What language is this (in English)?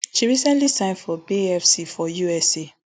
Nigerian Pidgin